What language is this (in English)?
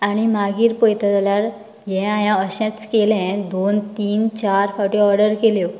Konkani